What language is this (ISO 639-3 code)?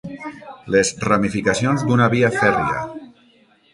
cat